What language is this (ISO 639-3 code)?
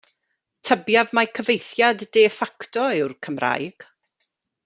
cym